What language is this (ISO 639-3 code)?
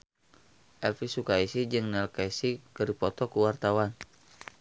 sun